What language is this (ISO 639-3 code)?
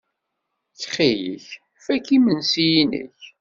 kab